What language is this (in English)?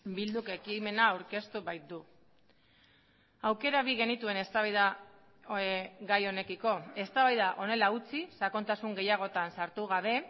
Basque